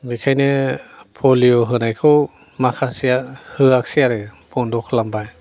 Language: Bodo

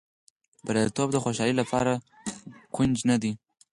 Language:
Pashto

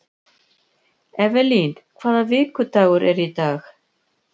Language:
Icelandic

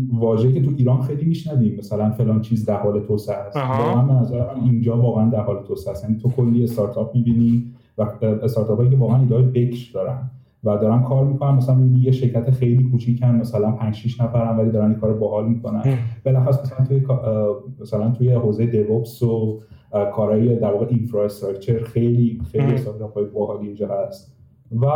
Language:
Persian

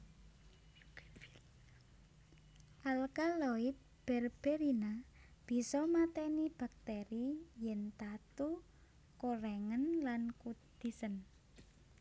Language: Javanese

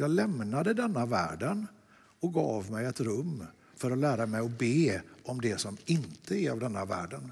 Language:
Swedish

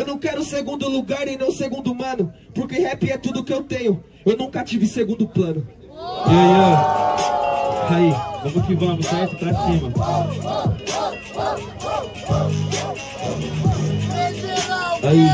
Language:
Portuguese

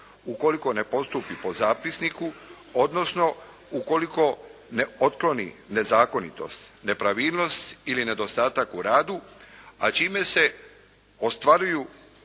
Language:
Croatian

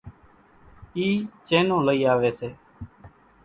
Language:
Kachi Koli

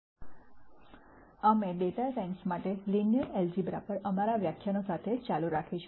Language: Gujarati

